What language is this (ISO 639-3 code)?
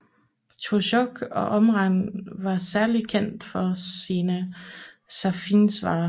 dan